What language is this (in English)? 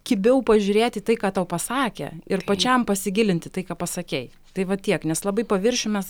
Lithuanian